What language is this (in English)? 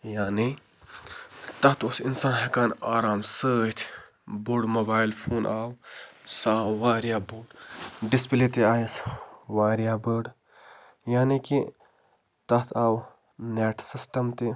Kashmiri